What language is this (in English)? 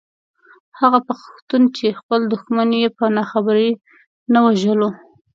Pashto